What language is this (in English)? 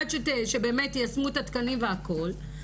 Hebrew